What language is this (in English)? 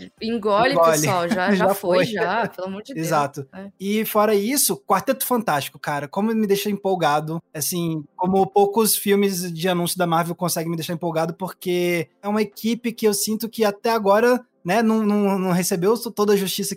Portuguese